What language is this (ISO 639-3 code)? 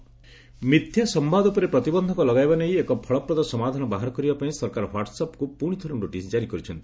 ori